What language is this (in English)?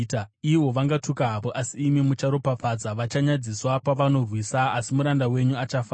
Shona